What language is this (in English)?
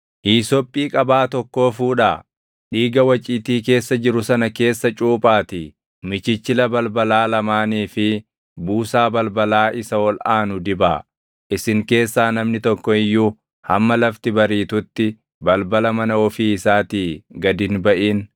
Oromo